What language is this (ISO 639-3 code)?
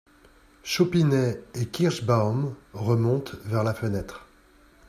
fra